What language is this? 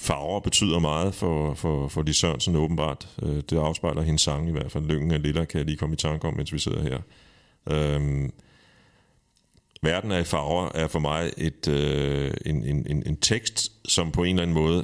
Danish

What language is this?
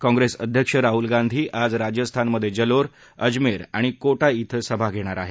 Marathi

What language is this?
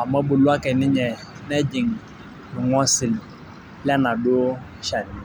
Masai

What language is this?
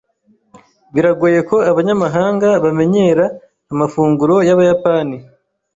Kinyarwanda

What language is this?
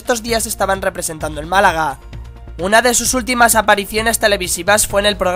Spanish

